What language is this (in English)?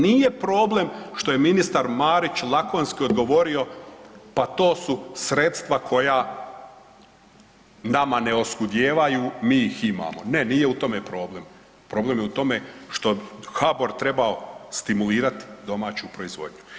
Croatian